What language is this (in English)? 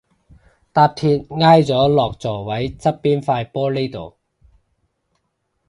Cantonese